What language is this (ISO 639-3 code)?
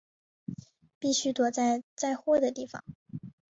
zho